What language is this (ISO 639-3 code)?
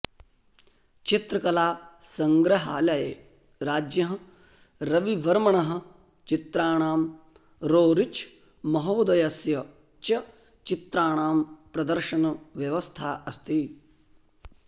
san